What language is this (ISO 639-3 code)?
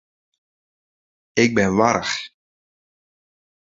fry